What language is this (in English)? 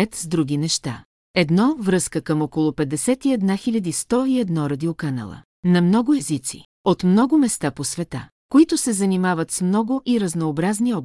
Bulgarian